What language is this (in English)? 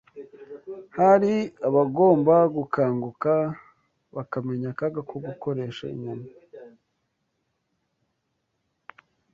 Kinyarwanda